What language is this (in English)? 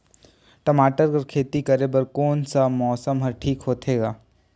Chhattisgarhi